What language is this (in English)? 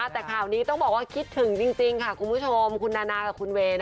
Thai